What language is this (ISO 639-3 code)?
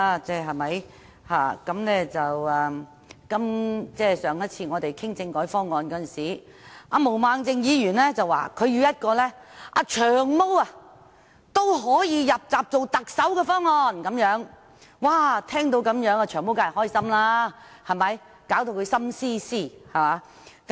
yue